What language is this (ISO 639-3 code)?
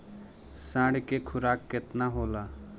bho